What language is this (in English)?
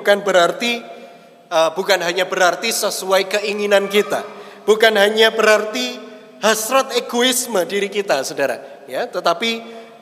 Indonesian